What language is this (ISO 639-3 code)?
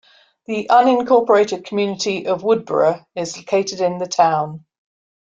eng